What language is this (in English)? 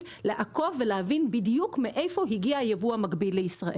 Hebrew